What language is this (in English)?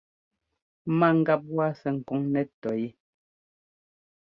Ngomba